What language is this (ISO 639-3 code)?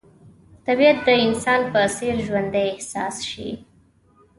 pus